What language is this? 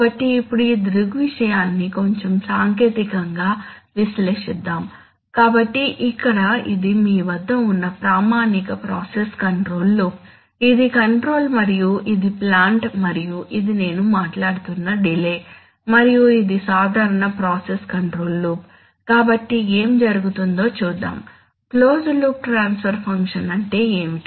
Telugu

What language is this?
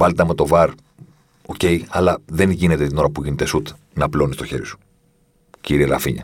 Greek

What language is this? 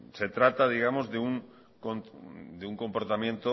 Spanish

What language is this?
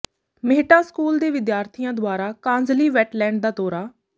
Punjabi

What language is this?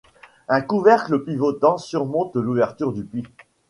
French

